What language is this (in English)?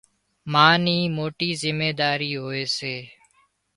Wadiyara Koli